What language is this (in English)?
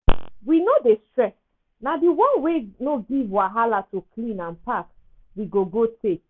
Nigerian Pidgin